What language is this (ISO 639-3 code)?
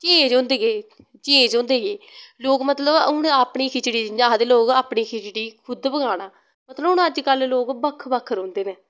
doi